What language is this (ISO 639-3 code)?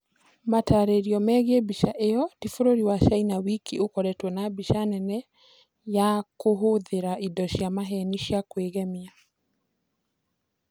kik